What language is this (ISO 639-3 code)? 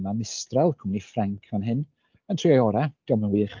cym